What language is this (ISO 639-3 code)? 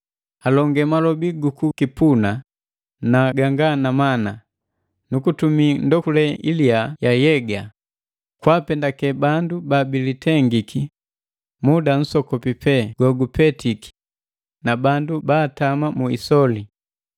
mgv